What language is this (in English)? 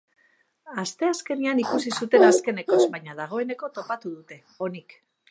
Basque